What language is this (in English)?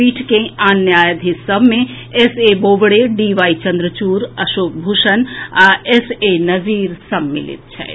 Maithili